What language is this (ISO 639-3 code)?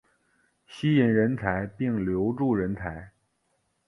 zho